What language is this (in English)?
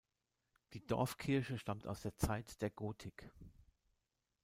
German